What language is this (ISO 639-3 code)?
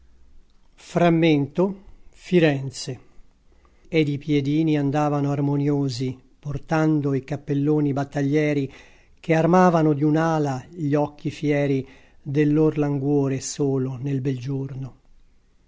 ita